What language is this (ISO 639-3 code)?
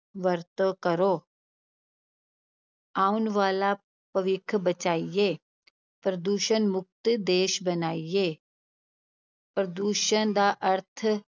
pan